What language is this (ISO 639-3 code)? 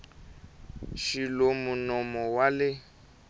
tso